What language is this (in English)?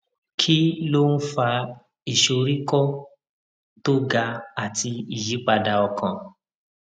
Yoruba